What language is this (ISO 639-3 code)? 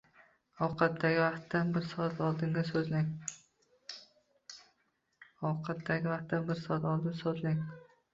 uzb